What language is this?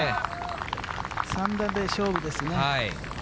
Japanese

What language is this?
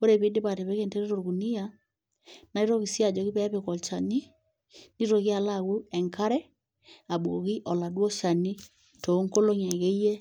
Masai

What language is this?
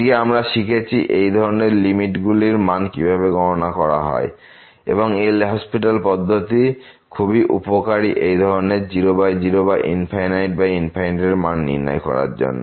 Bangla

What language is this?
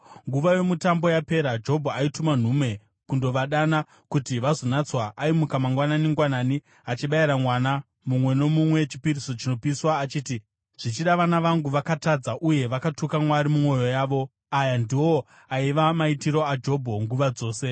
Shona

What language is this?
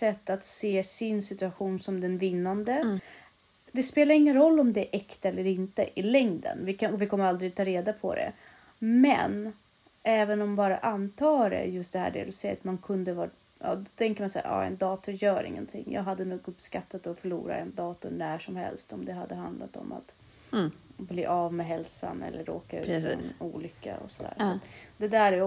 Swedish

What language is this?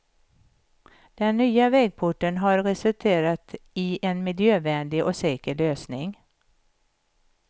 Swedish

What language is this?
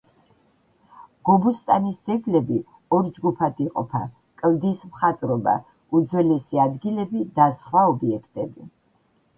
Georgian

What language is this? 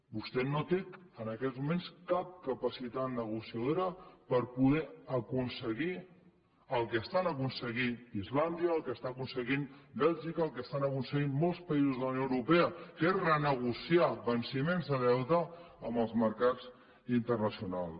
Catalan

